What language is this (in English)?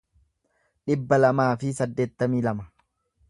Oromo